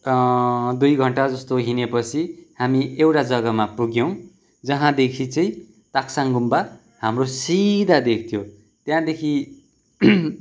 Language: Nepali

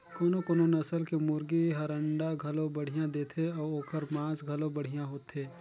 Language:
Chhattisgarhi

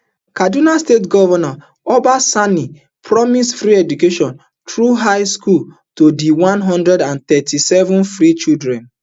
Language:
Nigerian Pidgin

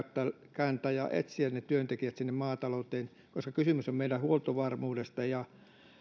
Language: Finnish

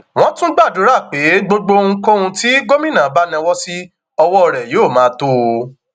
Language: Yoruba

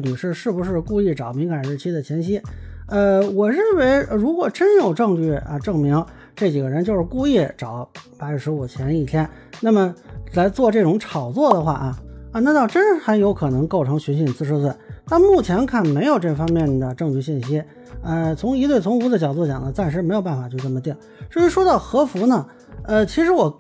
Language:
Chinese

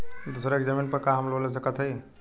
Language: Bhojpuri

